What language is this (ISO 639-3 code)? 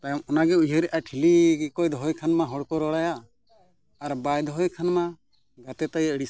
sat